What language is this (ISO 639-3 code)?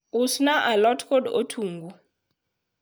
luo